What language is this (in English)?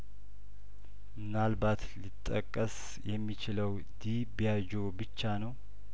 Amharic